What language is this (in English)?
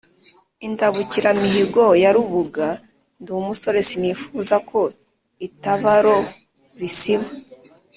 Kinyarwanda